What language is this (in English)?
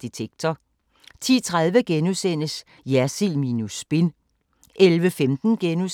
Danish